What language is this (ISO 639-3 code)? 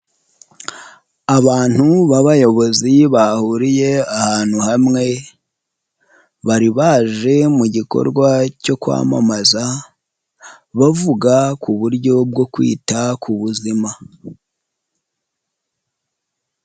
kin